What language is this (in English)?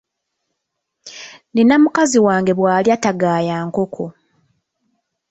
Ganda